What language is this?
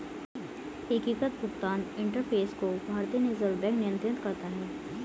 Hindi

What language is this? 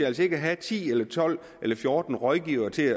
Danish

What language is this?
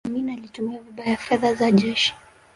Swahili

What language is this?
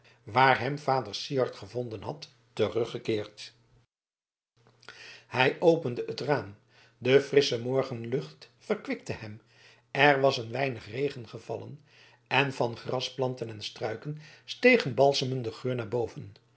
Dutch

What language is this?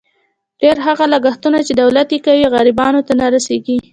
Pashto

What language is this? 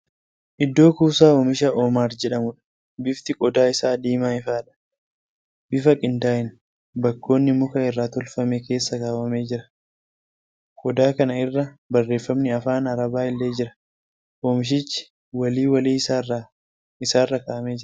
Oromo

